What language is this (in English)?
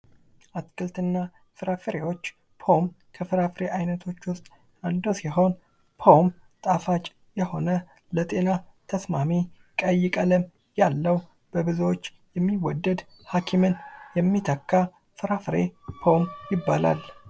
Amharic